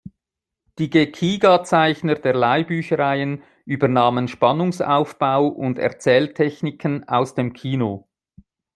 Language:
German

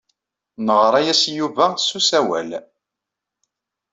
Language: Kabyle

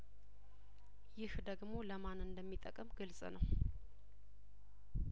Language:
Amharic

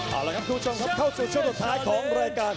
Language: Thai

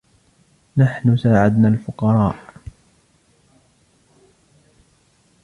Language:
Arabic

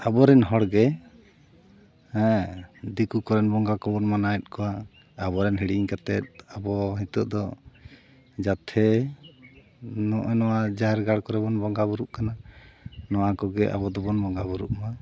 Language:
Santali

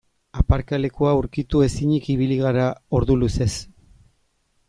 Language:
Basque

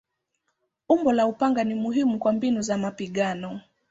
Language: Swahili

